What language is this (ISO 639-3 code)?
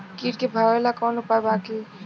bho